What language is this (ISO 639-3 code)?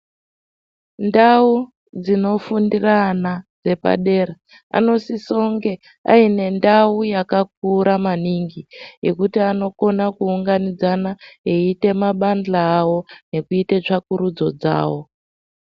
ndc